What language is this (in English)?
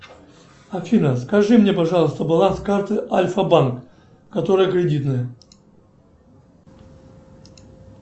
Russian